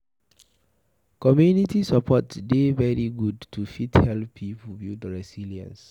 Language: Nigerian Pidgin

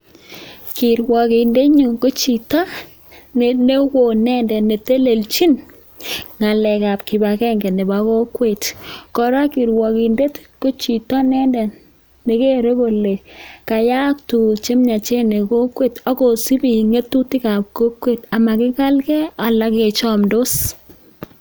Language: Kalenjin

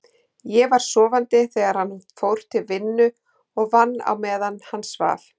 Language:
Icelandic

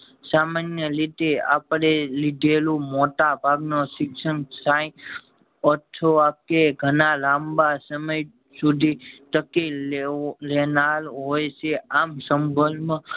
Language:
Gujarati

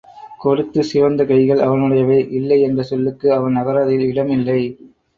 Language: Tamil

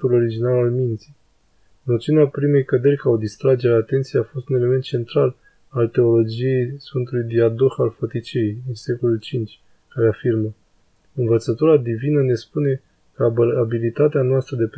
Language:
Romanian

